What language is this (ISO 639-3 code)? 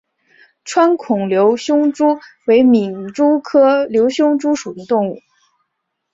zho